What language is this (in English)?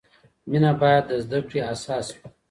Pashto